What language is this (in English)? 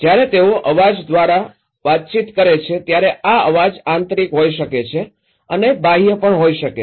Gujarati